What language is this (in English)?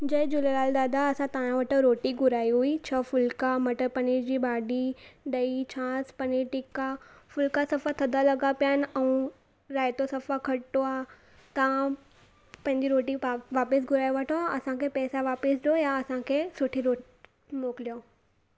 Sindhi